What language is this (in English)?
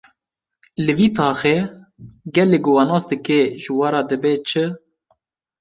Kurdish